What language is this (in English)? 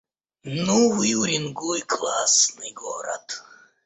Russian